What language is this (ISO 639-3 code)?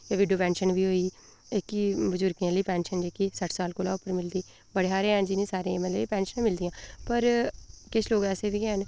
doi